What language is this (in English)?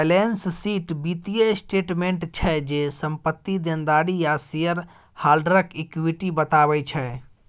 Maithili